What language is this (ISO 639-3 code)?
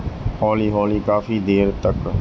pan